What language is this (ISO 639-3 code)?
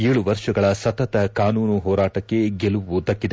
kan